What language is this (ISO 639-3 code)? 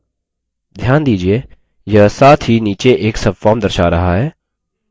hin